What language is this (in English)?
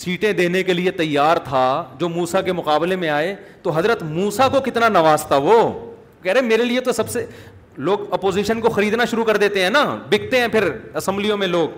Urdu